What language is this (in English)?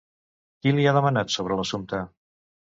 Catalan